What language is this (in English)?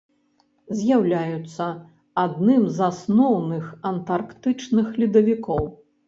Belarusian